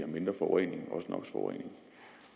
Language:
Danish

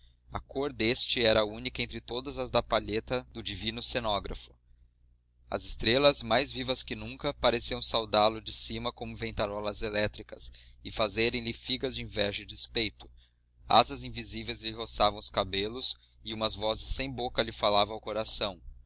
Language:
Portuguese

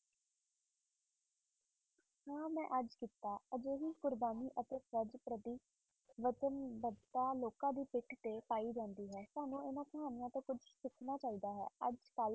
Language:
Punjabi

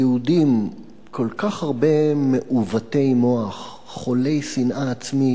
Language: Hebrew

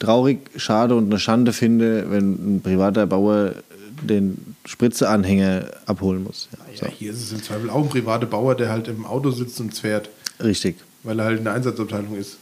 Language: German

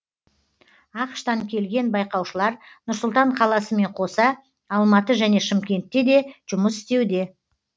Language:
Kazakh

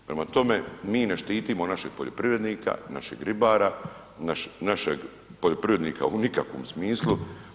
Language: Croatian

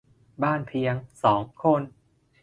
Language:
Thai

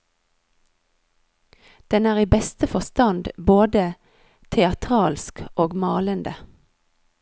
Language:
Norwegian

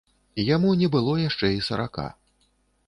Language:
Belarusian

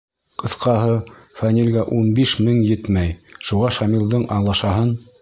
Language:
Bashkir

